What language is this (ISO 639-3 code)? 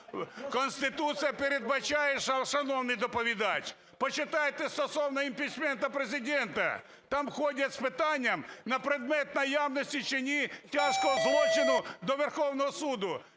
ukr